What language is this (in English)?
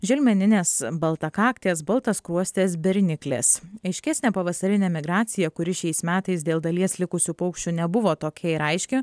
Lithuanian